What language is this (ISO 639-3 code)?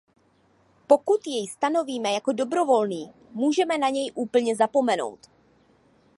ces